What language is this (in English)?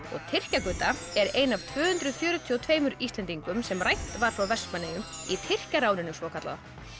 Icelandic